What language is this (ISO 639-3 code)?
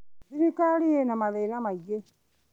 kik